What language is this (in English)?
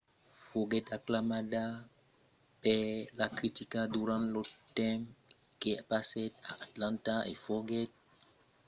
Occitan